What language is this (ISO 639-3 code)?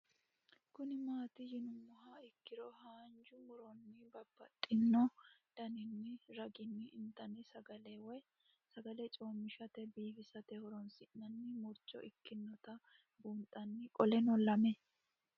sid